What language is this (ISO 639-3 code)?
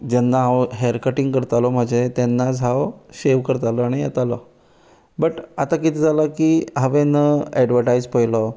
kok